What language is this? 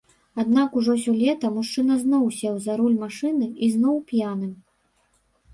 Belarusian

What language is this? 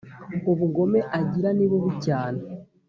Kinyarwanda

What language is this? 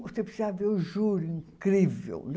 Portuguese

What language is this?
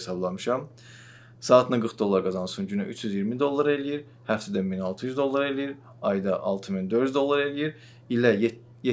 Turkish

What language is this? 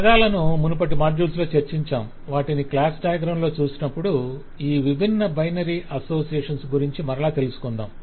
Telugu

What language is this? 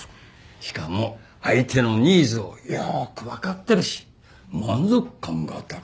Japanese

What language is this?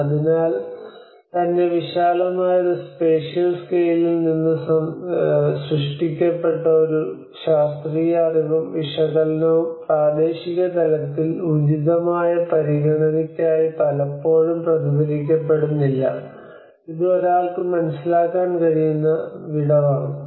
Malayalam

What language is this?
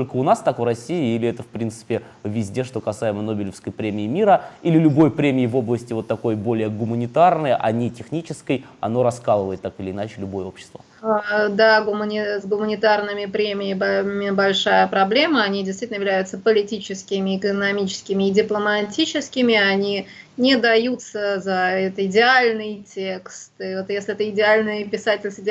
Russian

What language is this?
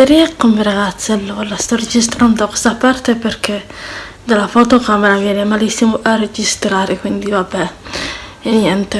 Italian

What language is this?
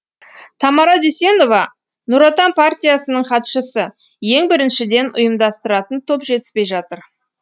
Kazakh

